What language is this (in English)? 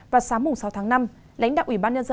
Vietnamese